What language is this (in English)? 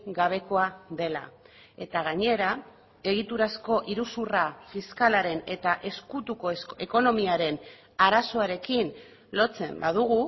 Basque